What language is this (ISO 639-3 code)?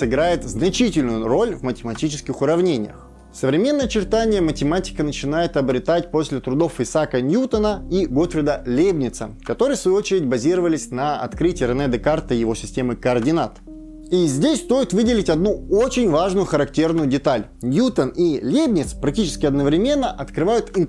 rus